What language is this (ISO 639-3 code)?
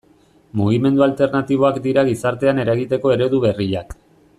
eus